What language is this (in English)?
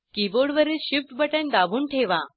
Marathi